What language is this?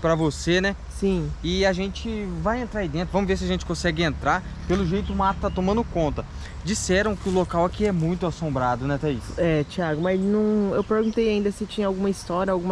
Portuguese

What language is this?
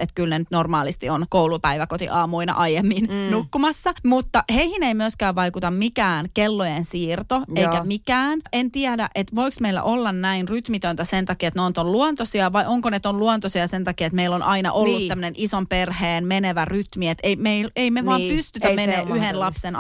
Finnish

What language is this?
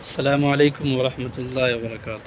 Urdu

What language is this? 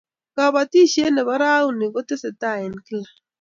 Kalenjin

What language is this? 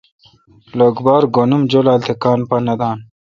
Kalkoti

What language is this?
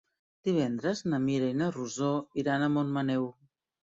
Catalan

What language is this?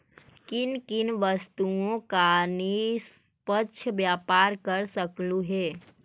Magahi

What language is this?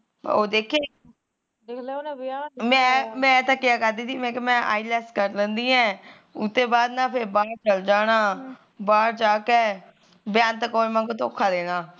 Punjabi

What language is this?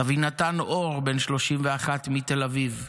Hebrew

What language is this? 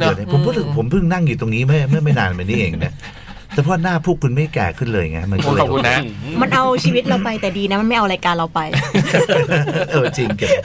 Thai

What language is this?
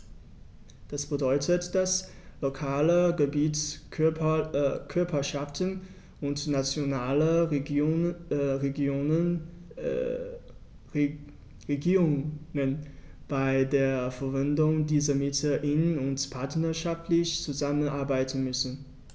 German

